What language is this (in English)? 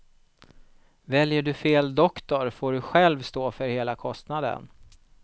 Swedish